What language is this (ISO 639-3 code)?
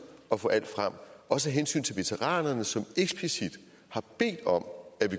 dan